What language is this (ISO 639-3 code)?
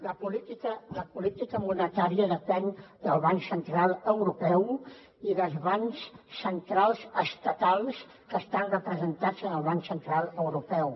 cat